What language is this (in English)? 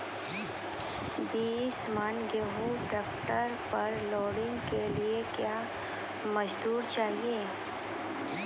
Maithili